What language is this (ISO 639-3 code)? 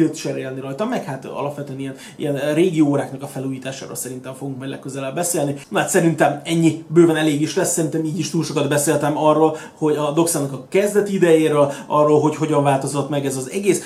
hun